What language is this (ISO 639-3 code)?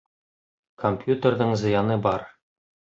bak